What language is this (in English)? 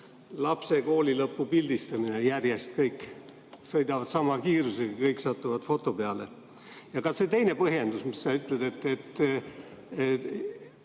Estonian